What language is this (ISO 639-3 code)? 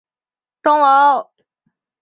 zho